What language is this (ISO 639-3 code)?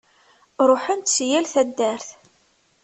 kab